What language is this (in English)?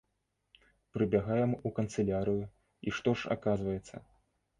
Belarusian